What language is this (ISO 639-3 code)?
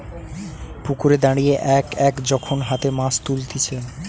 ben